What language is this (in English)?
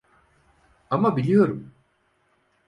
Turkish